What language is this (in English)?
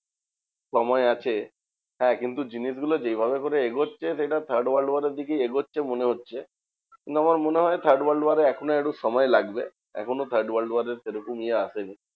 Bangla